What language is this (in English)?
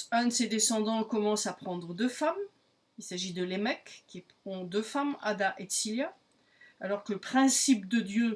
French